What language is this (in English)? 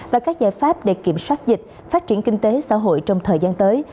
Vietnamese